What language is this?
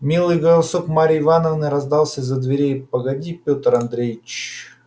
Russian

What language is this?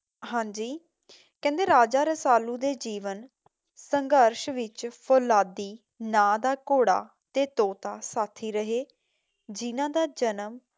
Punjabi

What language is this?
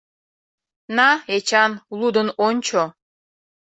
Mari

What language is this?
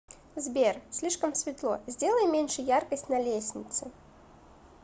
Russian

